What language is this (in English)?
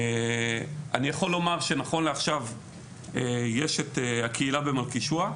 Hebrew